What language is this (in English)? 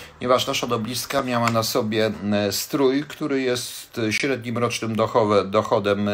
Polish